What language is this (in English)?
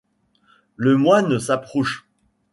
French